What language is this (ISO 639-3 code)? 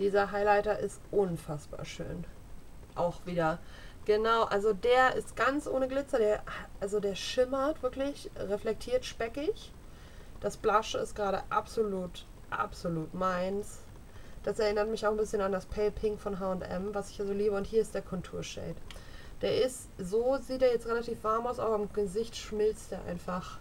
deu